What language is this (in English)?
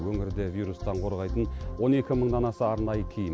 Kazakh